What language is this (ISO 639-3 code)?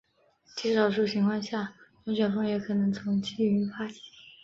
zho